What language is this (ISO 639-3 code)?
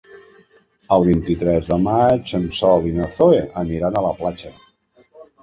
cat